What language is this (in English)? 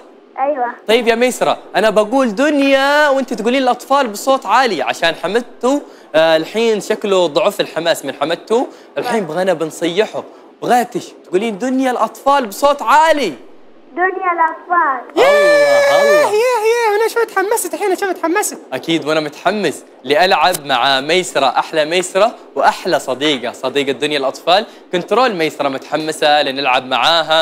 Arabic